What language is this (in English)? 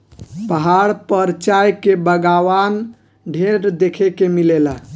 Bhojpuri